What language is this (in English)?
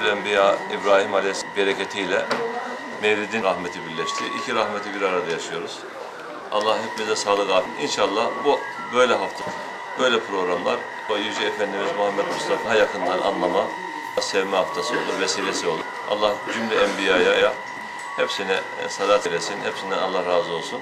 Turkish